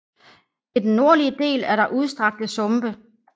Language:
Danish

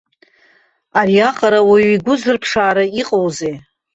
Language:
Abkhazian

